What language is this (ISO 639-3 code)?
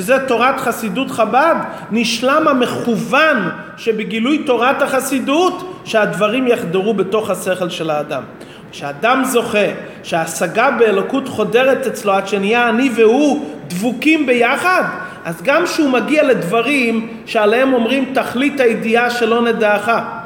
heb